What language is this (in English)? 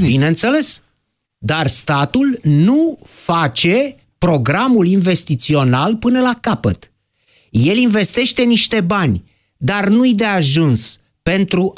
Romanian